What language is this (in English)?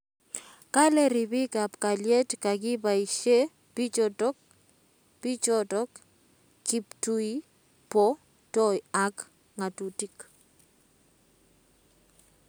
Kalenjin